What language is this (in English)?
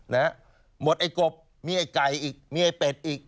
Thai